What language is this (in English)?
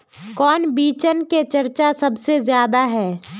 Magahi